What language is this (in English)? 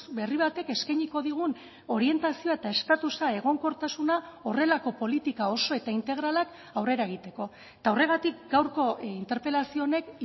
Basque